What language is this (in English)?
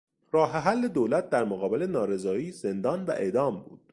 Persian